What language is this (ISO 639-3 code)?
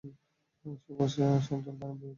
ben